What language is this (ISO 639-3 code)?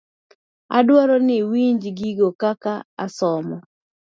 luo